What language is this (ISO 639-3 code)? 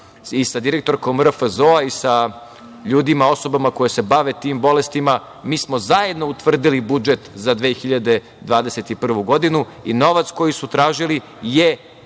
srp